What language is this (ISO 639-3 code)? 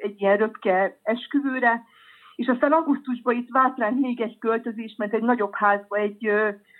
hun